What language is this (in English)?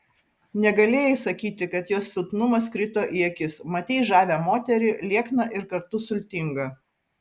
Lithuanian